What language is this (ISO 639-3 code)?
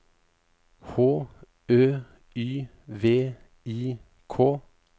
nor